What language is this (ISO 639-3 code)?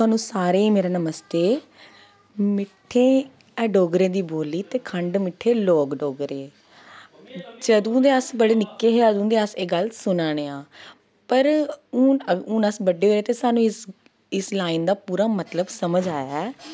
doi